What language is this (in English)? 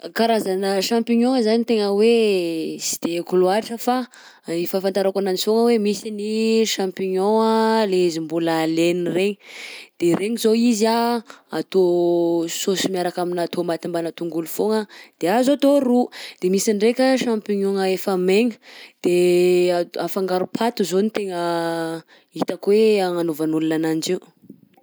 Southern Betsimisaraka Malagasy